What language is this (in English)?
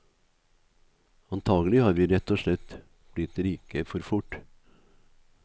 Norwegian